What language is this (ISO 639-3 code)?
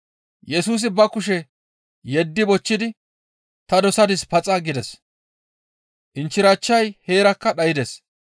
gmv